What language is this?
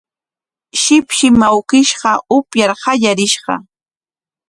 Corongo Ancash Quechua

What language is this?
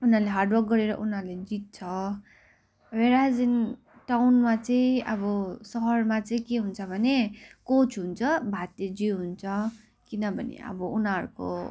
Nepali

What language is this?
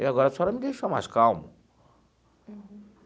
Portuguese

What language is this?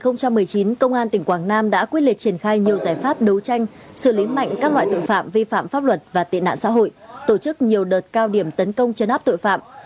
Vietnamese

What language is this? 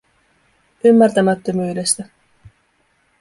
Finnish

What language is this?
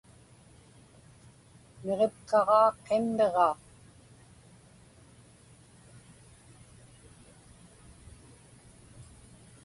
Inupiaq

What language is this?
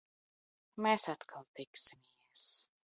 Latvian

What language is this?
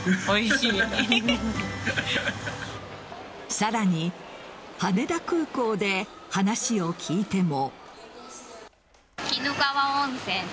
Japanese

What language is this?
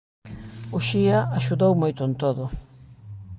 Galician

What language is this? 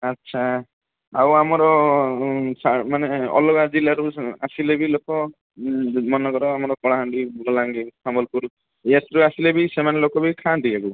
Odia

